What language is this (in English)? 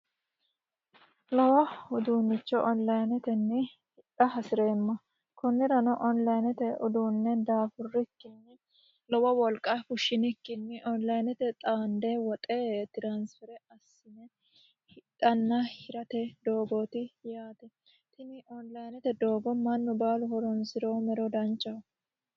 Sidamo